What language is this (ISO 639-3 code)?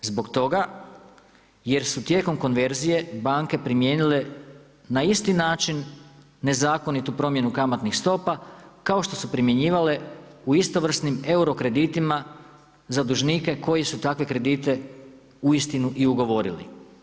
hrv